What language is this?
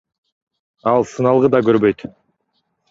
Kyrgyz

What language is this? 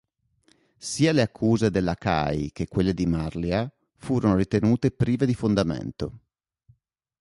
Italian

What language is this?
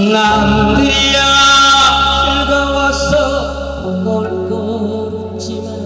Korean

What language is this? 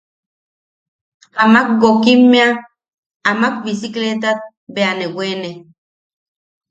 Yaqui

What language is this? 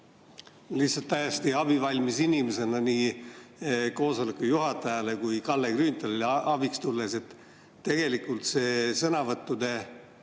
Estonian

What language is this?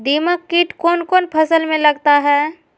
Magahi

